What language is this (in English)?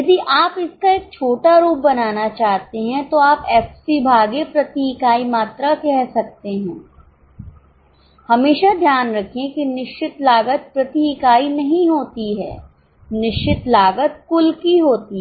Hindi